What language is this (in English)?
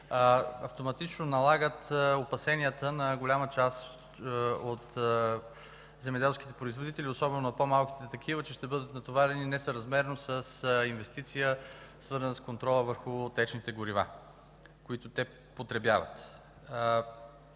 Bulgarian